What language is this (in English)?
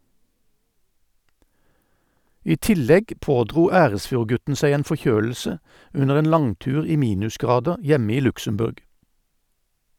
Norwegian